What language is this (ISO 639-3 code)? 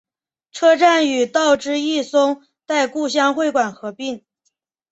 zho